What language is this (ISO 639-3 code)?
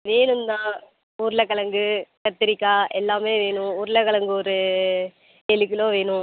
tam